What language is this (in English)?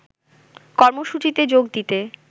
Bangla